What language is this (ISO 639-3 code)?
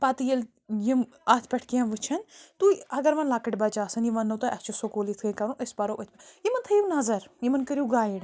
kas